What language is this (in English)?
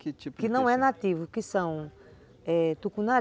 Portuguese